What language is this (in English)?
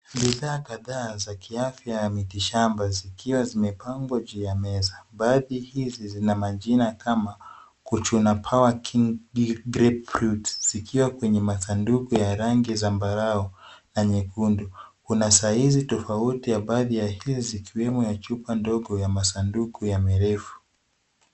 Swahili